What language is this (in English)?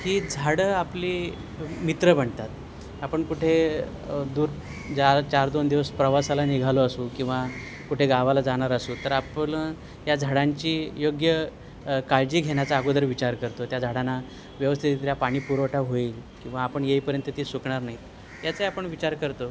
Marathi